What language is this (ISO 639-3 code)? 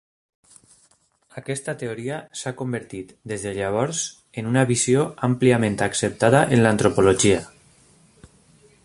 cat